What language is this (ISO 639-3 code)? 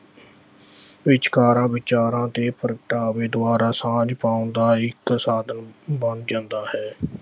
pan